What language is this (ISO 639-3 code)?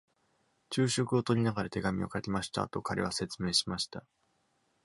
jpn